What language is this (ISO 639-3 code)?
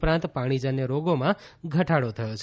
guj